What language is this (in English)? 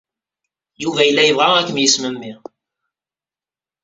Kabyle